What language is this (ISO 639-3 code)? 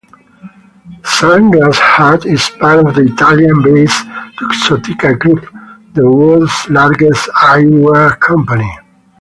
eng